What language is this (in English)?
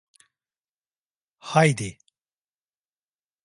Turkish